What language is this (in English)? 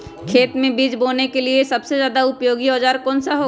Magahi